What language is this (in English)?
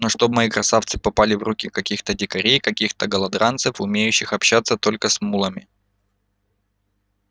Russian